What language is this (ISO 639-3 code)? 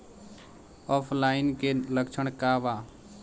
bho